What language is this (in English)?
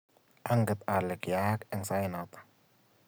Kalenjin